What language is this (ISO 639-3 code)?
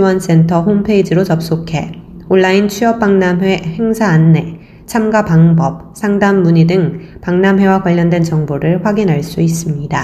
kor